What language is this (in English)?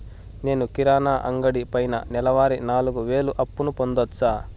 Telugu